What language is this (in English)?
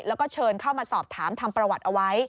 Thai